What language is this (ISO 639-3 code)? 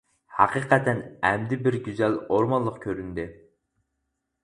uig